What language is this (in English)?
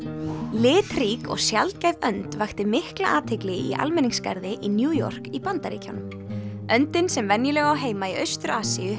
Icelandic